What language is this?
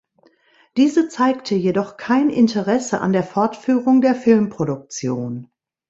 German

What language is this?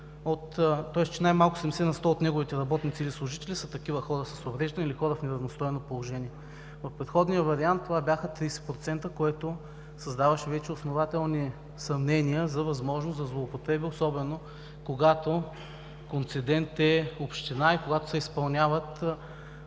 Bulgarian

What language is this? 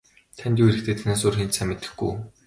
Mongolian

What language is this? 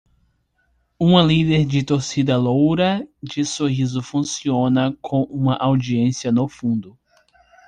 Portuguese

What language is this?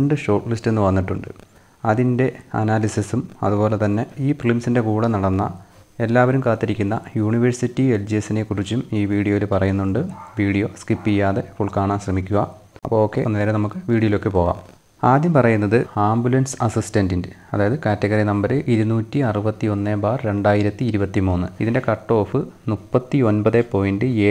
Turkish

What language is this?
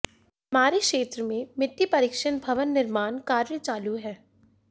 Hindi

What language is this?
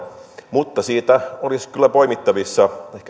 Finnish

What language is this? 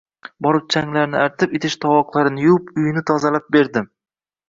Uzbek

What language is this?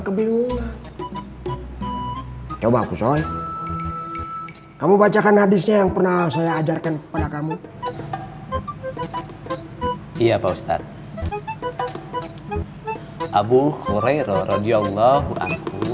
Indonesian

